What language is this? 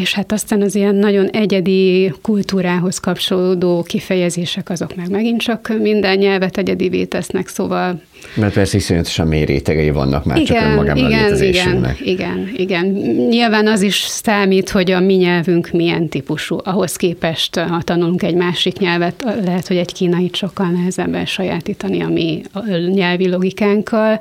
Hungarian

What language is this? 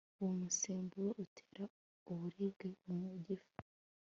Kinyarwanda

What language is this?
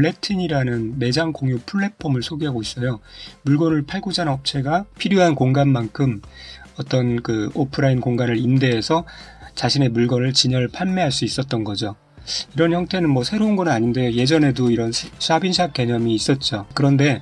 Korean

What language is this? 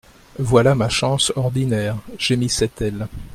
French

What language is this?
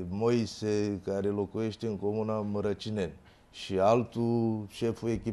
Romanian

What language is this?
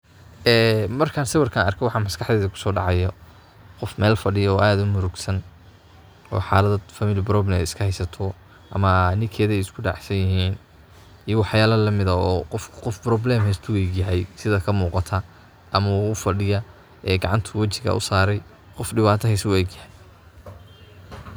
Somali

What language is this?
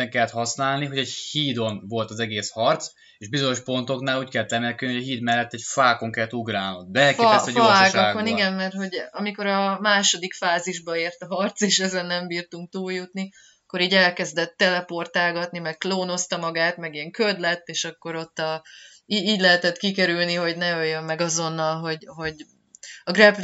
Hungarian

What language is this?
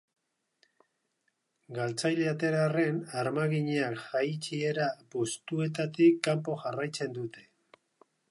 Basque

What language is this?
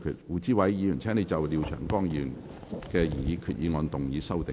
Cantonese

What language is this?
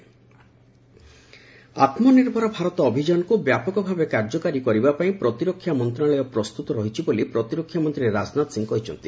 Odia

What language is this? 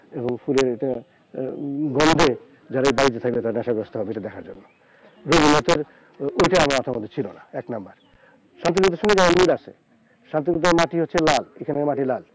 Bangla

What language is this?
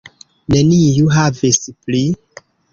Esperanto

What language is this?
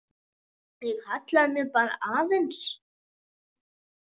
Icelandic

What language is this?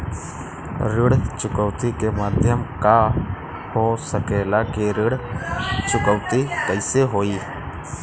Bhojpuri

